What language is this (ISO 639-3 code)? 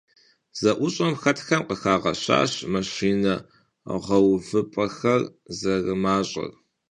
kbd